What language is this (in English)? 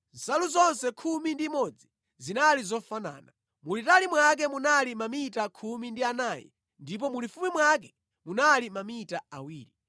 Nyanja